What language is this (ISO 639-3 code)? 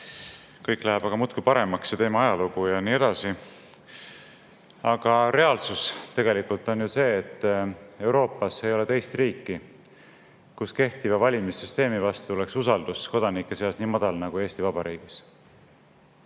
est